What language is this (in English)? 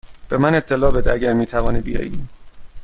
Persian